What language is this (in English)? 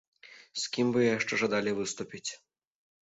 Belarusian